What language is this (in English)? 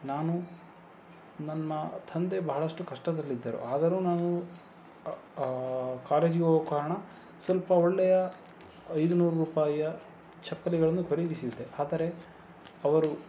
Kannada